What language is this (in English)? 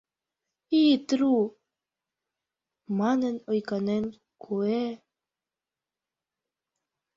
Mari